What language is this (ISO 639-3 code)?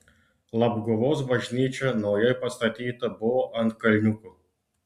lit